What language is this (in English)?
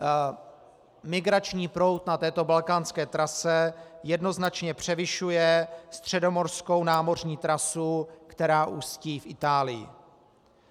Czech